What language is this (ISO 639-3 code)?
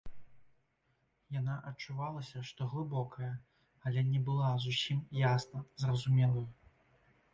bel